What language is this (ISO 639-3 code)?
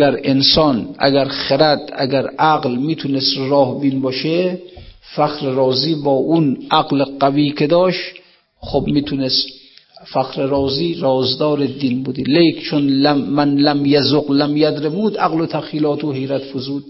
fas